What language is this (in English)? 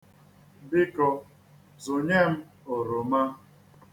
Igbo